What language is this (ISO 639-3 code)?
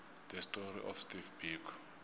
nbl